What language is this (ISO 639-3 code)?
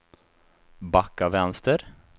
swe